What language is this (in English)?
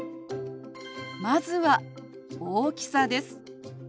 Japanese